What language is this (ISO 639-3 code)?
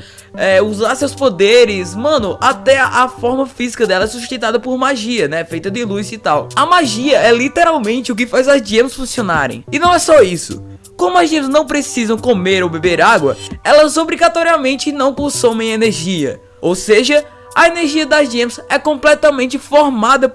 por